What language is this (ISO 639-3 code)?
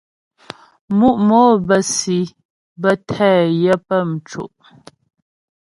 bbj